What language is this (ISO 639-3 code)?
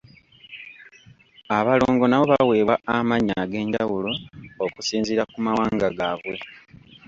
lug